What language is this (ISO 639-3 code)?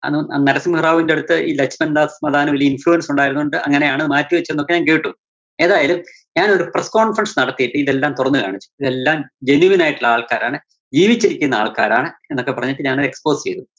mal